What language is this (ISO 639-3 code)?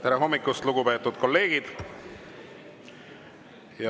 est